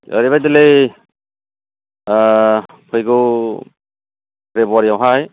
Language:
Bodo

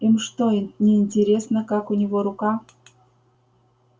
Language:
Russian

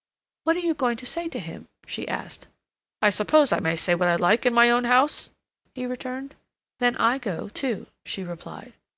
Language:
English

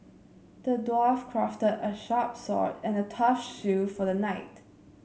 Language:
English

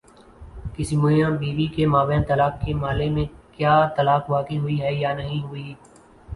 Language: Urdu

